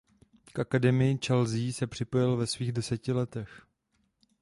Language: Czech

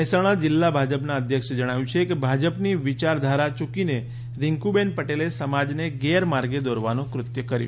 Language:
Gujarati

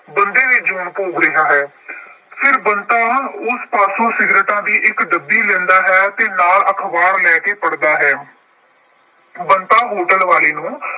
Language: Punjabi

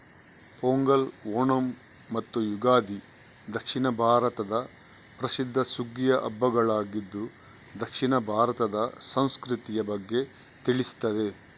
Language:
Kannada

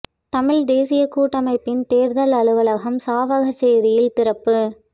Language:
Tamil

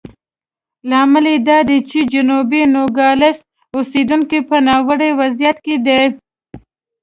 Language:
Pashto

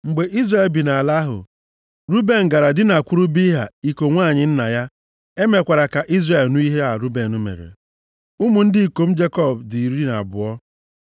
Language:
Igbo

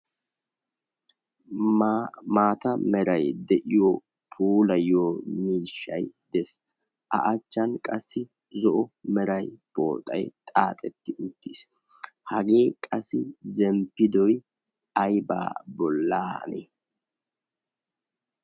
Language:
Wolaytta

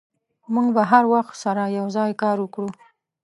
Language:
Pashto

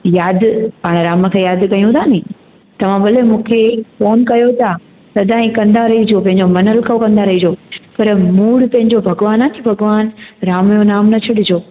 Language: Sindhi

